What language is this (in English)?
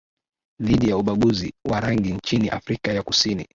Swahili